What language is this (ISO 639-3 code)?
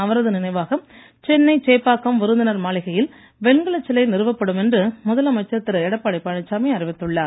tam